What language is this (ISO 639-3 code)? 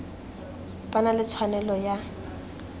tsn